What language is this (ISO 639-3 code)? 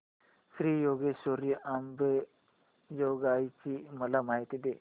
mar